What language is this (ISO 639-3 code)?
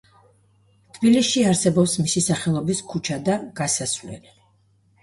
kat